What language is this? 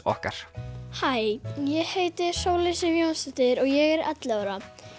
Icelandic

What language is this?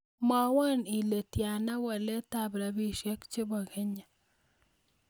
Kalenjin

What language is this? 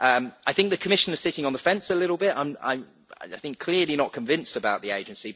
English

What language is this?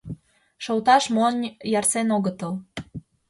Mari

